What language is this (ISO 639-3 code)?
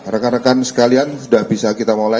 ind